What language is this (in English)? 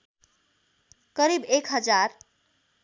Nepali